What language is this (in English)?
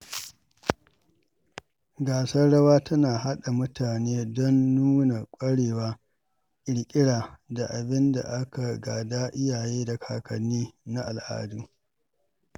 Hausa